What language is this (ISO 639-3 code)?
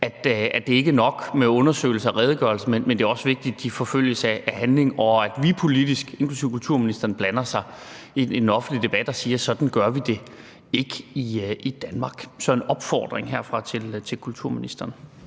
dan